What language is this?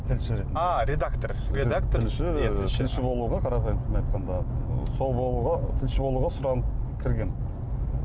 Kazakh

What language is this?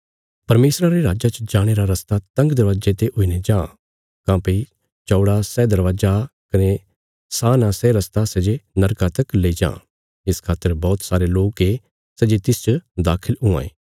Bilaspuri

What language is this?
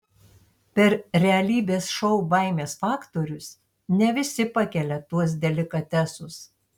Lithuanian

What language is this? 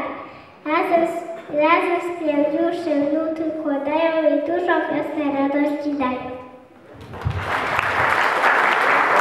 Polish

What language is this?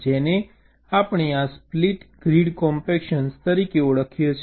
Gujarati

